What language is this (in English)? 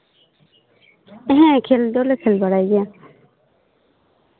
Santali